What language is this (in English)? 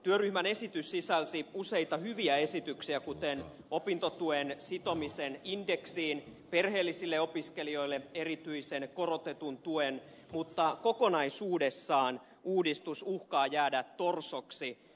Finnish